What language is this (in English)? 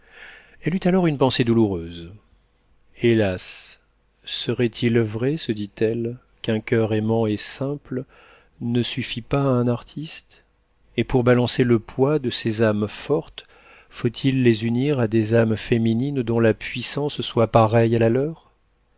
French